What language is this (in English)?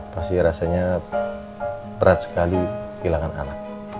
Indonesian